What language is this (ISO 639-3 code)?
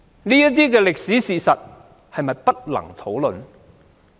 yue